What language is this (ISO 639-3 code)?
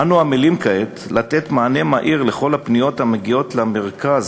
heb